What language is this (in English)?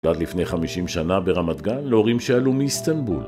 Hebrew